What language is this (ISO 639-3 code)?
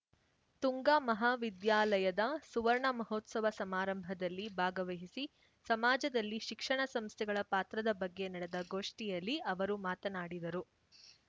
kan